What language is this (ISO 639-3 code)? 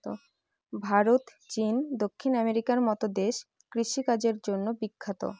ben